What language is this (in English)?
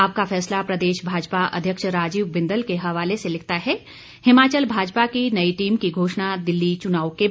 Hindi